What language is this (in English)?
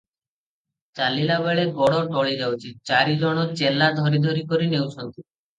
Odia